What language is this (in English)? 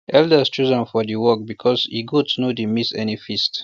Nigerian Pidgin